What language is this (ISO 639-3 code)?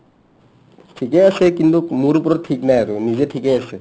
asm